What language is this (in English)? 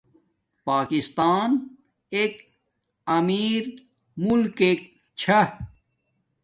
Domaaki